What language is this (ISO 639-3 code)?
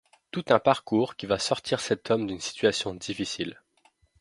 fra